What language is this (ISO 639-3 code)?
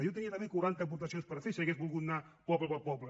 cat